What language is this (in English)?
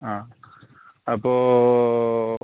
Malayalam